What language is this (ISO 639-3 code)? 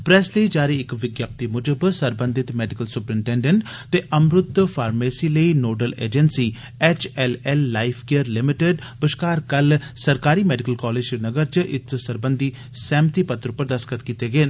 doi